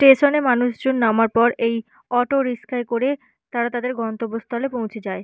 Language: Bangla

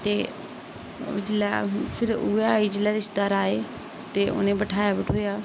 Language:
Dogri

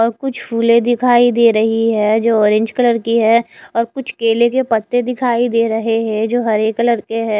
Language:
Hindi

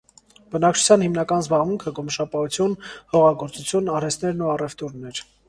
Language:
Armenian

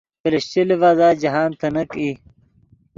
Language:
Yidgha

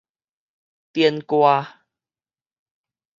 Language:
Min Nan Chinese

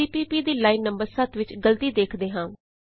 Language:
Punjabi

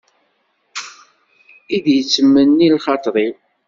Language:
Kabyle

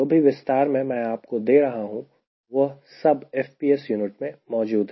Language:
Hindi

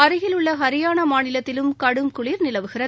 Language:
Tamil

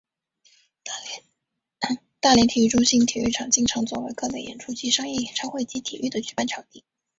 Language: Chinese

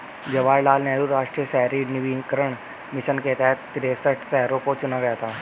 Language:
Hindi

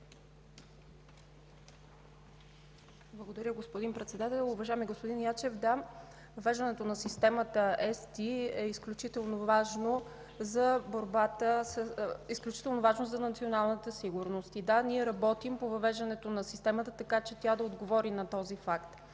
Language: Bulgarian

